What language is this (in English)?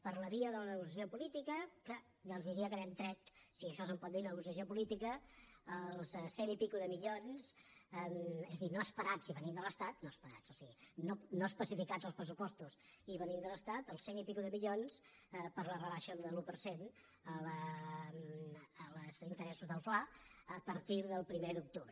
Catalan